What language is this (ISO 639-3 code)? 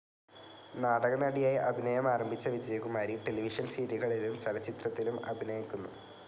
mal